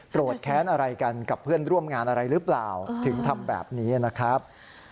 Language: Thai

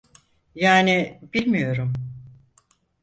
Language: Turkish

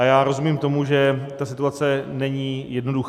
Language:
Czech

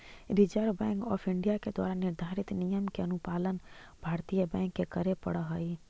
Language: Magahi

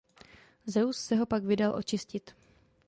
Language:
Czech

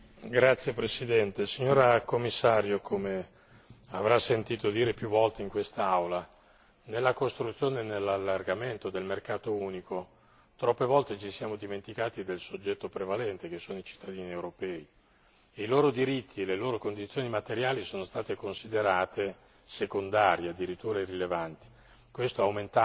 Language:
Italian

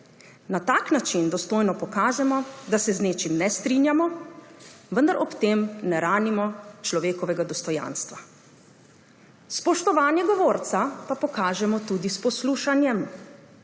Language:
Slovenian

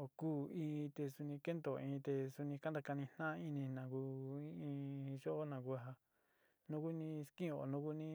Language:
Sinicahua Mixtec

